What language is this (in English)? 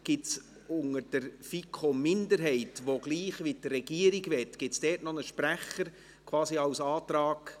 Swiss German